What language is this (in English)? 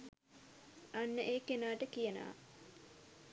Sinhala